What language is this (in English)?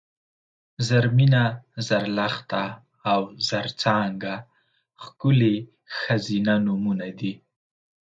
Pashto